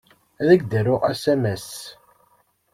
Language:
Kabyle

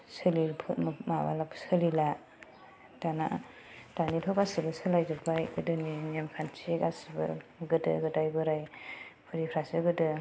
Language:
Bodo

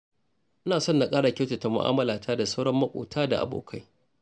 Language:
Hausa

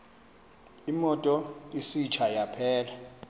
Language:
Xhosa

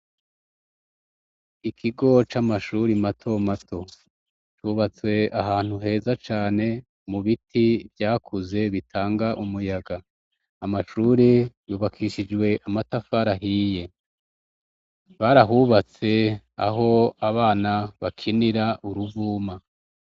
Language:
Rundi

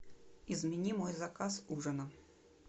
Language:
Russian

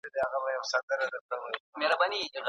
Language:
Pashto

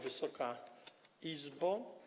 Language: Polish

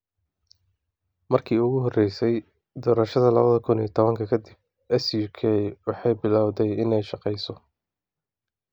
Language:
Somali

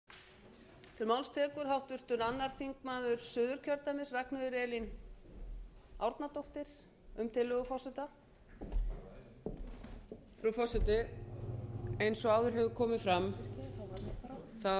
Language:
Icelandic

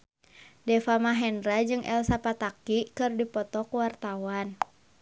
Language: Sundanese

